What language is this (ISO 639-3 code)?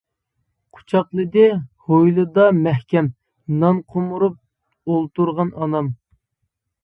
uig